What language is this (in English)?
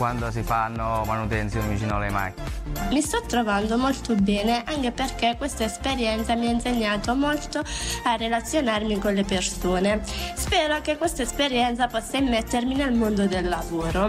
Italian